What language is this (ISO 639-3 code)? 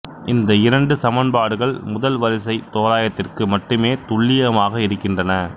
tam